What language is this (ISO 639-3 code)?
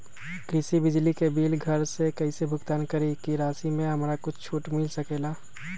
mag